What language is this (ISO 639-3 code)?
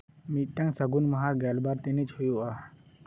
sat